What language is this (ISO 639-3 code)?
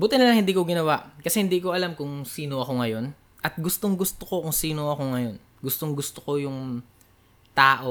fil